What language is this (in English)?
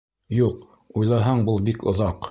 Bashkir